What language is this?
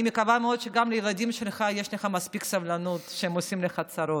Hebrew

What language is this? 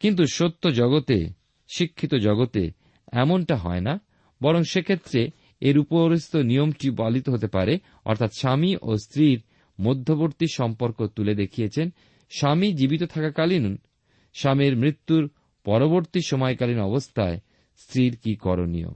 Bangla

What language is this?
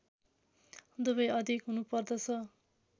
Nepali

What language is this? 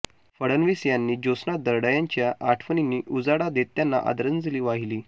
Marathi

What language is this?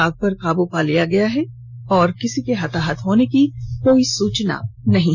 Hindi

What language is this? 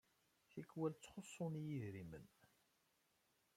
Kabyle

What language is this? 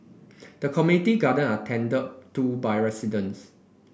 English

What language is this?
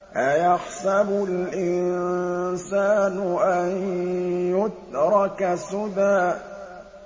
Arabic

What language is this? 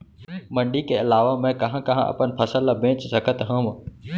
Chhattisgarhi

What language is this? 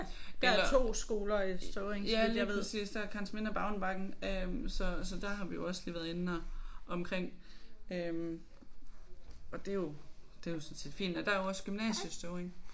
Danish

